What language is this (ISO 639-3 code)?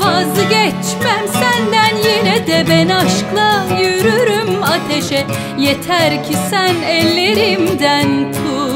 tur